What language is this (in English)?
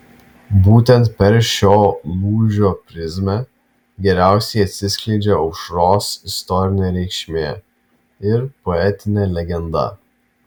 Lithuanian